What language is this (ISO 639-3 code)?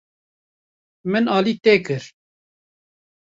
kur